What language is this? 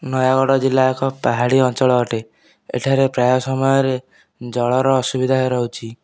Odia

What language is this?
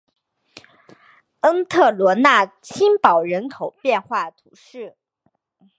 Chinese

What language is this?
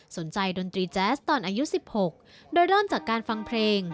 Thai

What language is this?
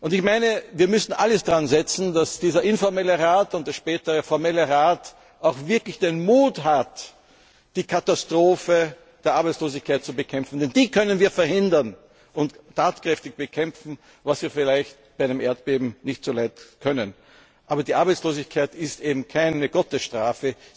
German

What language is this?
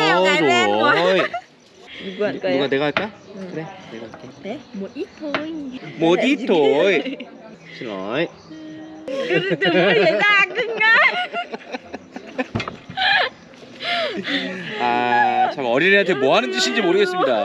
Korean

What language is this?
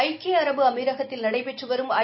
Tamil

